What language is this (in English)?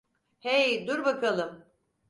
Turkish